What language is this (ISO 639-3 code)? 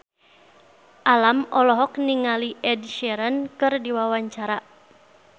sun